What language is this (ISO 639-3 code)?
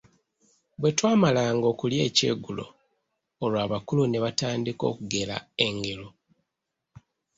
lug